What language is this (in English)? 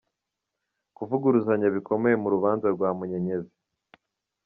Kinyarwanda